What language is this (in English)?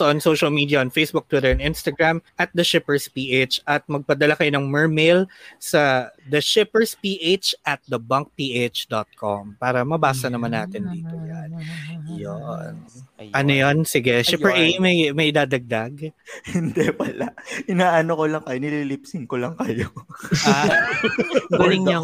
Filipino